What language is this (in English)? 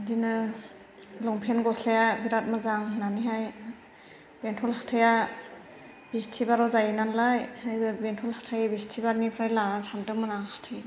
Bodo